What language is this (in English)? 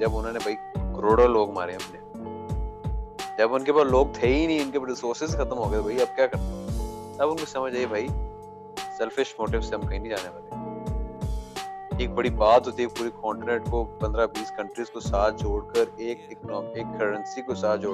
Urdu